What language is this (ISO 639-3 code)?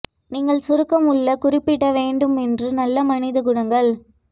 tam